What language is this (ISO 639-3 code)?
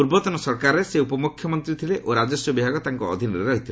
ori